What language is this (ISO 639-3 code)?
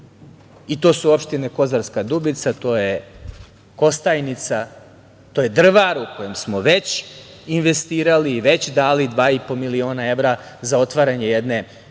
srp